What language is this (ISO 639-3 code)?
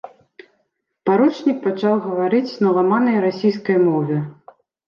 bel